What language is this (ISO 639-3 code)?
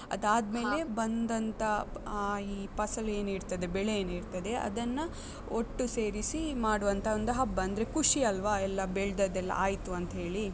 kan